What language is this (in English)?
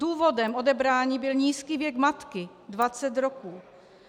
Czech